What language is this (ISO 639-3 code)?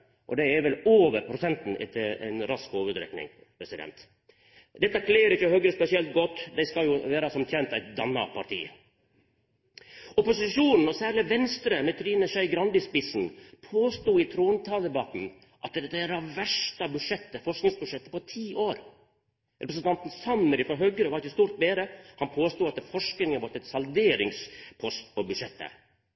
nno